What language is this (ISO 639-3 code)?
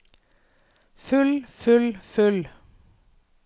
nor